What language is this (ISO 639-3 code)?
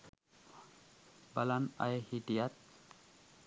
sin